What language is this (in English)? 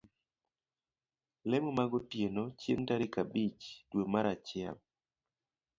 Luo (Kenya and Tanzania)